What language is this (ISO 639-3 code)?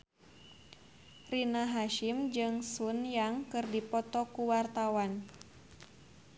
sun